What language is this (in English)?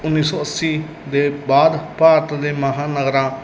Punjabi